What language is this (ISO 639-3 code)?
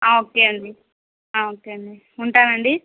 tel